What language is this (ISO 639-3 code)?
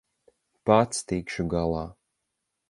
lav